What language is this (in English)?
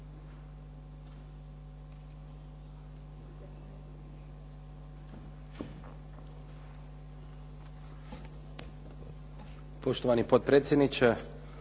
Croatian